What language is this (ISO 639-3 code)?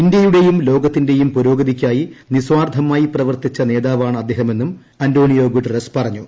mal